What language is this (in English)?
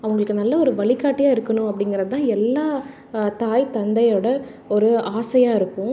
Tamil